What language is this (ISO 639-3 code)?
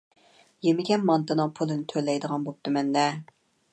uig